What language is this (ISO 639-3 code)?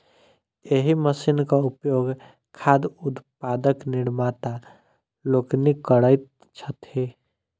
mai